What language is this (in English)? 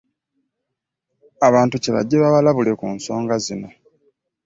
Ganda